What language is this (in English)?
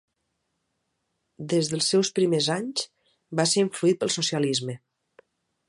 Catalan